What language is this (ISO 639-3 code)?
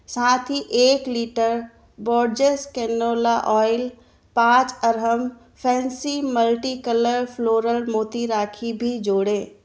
hin